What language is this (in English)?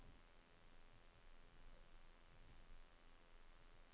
Norwegian